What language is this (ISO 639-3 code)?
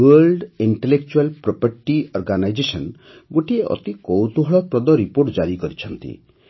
ori